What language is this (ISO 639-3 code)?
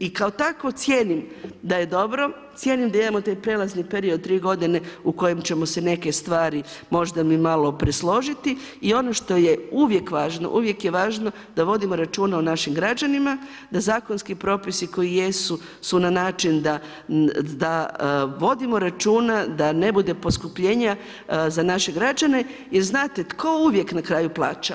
hrv